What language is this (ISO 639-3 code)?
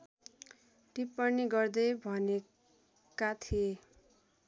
nep